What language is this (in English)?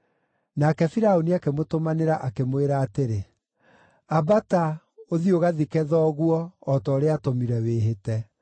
Kikuyu